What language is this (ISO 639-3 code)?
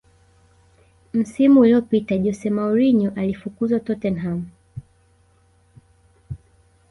swa